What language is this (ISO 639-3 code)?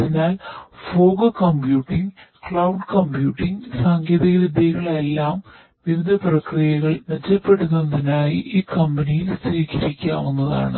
mal